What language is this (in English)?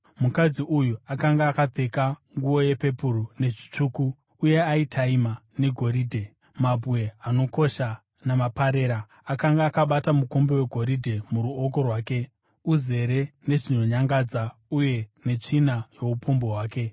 Shona